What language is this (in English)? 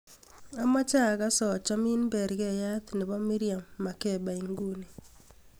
Kalenjin